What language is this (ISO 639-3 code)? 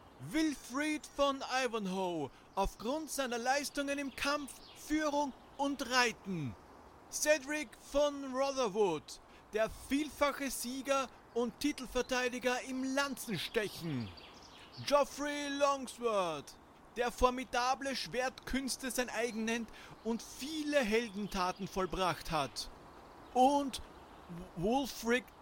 deu